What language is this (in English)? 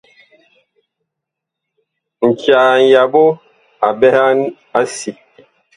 Bakoko